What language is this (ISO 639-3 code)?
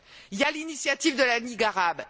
fra